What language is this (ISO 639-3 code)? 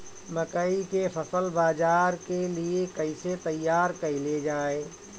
bho